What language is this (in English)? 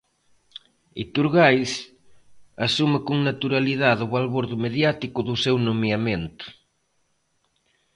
Galician